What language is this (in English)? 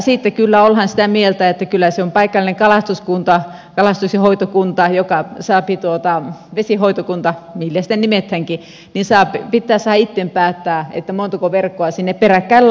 Finnish